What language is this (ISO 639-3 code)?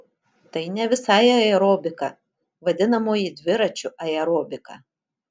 lit